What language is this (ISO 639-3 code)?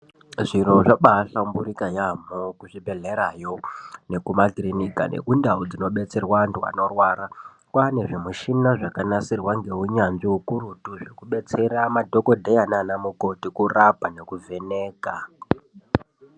ndc